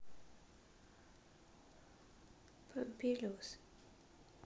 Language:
Russian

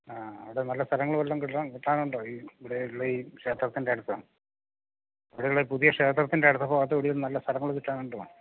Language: Malayalam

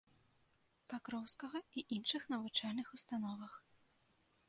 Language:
Belarusian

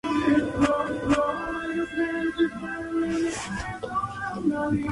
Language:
Spanish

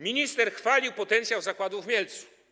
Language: Polish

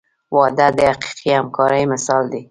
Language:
Pashto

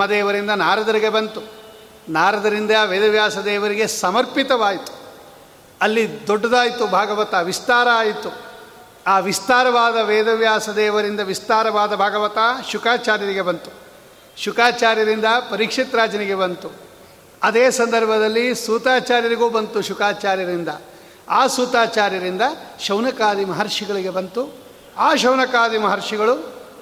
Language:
Kannada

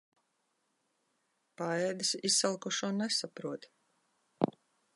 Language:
Latvian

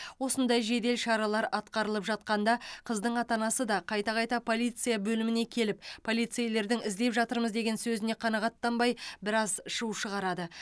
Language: Kazakh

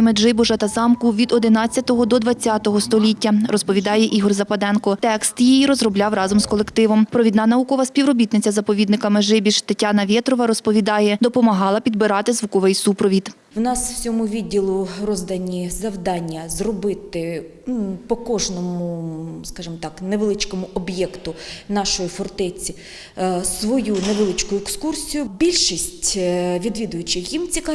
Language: Ukrainian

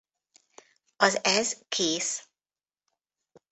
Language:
Hungarian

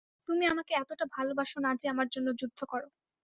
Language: Bangla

